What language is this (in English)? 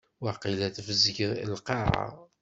Kabyle